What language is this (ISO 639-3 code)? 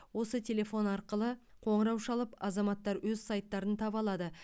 kaz